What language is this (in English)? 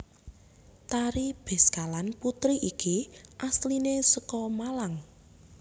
Javanese